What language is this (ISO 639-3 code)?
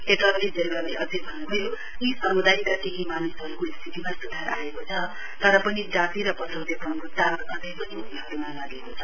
nep